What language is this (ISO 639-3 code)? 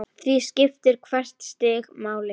isl